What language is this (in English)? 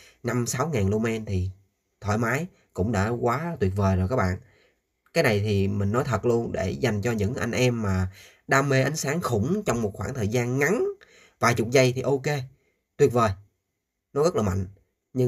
Vietnamese